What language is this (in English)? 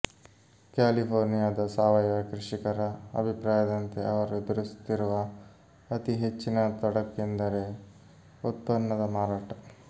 Kannada